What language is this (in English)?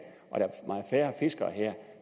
Danish